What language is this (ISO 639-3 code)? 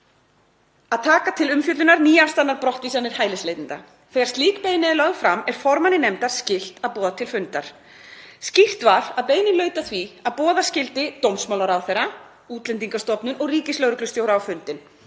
isl